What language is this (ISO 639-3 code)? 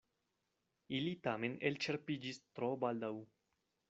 epo